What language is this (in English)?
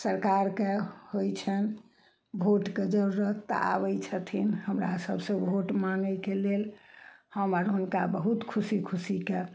Maithili